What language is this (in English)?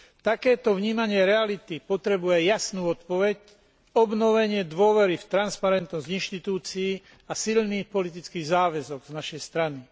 Slovak